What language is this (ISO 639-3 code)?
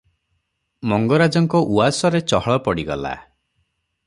ori